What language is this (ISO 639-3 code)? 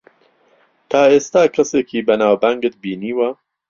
ckb